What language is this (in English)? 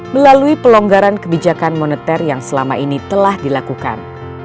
Indonesian